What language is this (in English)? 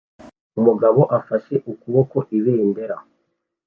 Kinyarwanda